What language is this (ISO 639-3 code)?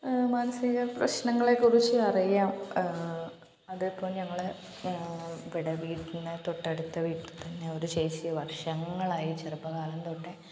mal